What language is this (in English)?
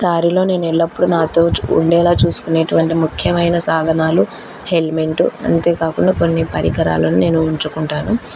Telugu